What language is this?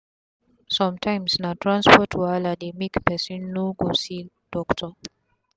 Nigerian Pidgin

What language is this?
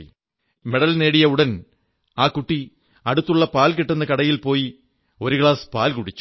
Malayalam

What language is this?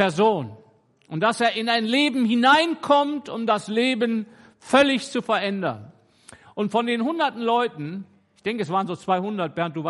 German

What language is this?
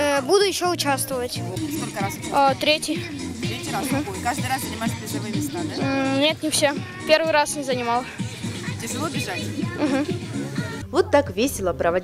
Russian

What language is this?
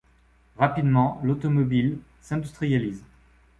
French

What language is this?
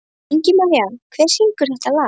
Icelandic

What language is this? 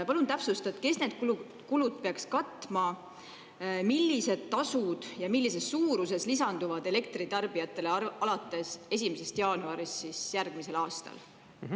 Estonian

